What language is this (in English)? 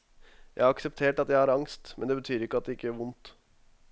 Norwegian